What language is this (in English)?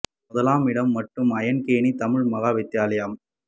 Tamil